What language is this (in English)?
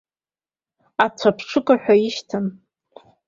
Abkhazian